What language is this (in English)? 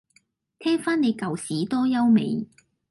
Cantonese